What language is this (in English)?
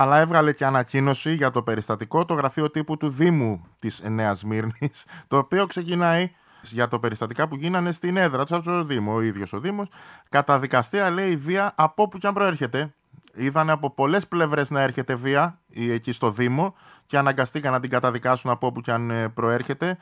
Greek